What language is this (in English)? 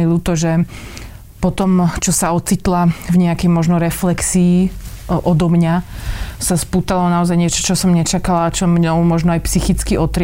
Slovak